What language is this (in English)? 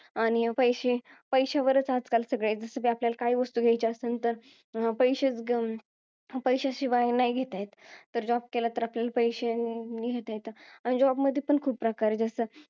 Marathi